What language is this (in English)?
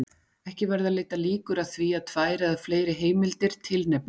Icelandic